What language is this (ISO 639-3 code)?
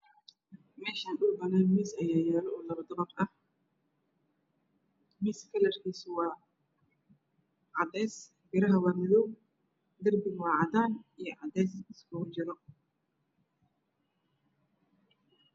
som